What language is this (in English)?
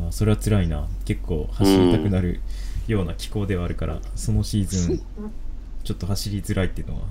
Japanese